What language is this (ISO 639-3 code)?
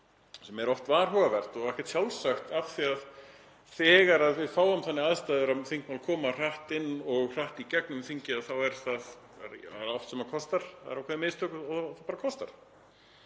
isl